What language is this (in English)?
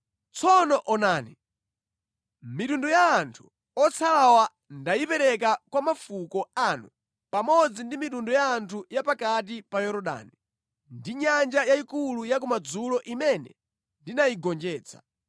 Nyanja